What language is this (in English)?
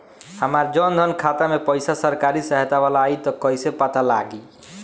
Bhojpuri